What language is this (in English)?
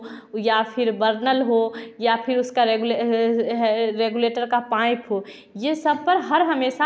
Hindi